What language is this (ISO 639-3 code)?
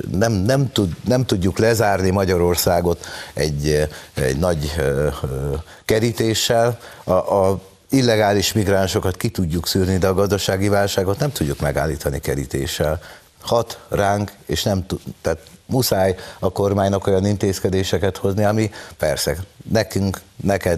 hun